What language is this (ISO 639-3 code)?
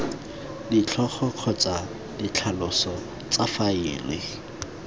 tsn